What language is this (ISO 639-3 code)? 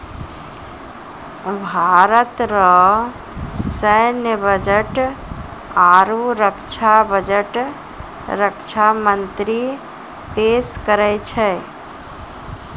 mai